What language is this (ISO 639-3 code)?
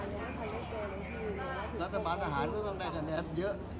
tha